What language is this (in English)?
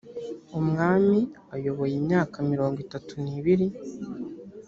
Kinyarwanda